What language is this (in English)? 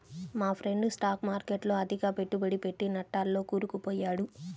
Telugu